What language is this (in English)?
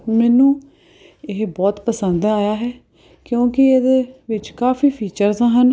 Punjabi